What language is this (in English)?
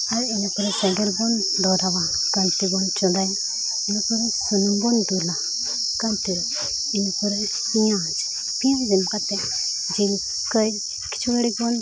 Santali